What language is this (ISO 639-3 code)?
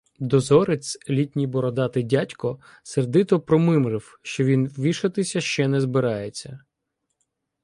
ukr